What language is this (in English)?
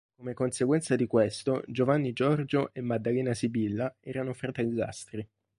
Italian